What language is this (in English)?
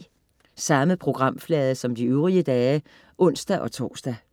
Danish